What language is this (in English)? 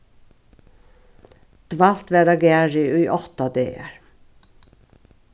Faroese